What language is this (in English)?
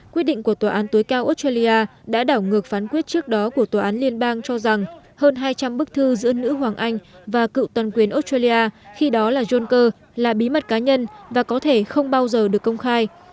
Vietnamese